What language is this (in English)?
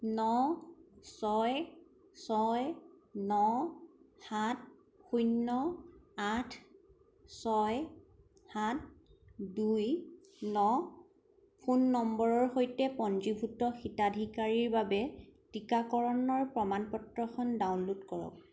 Assamese